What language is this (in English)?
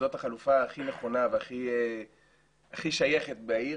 Hebrew